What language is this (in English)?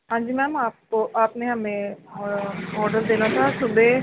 Punjabi